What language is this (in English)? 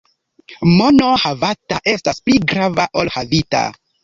Esperanto